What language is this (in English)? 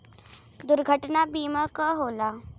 Bhojpuri